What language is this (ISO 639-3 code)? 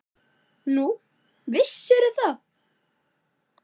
isl